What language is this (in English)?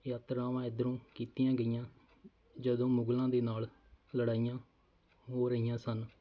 Punjabi